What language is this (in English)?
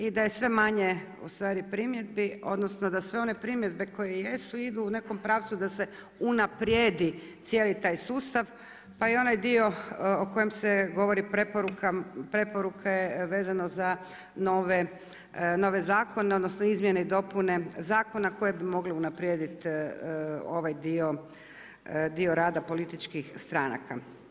Croatian